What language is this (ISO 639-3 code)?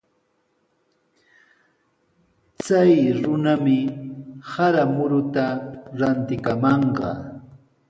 qws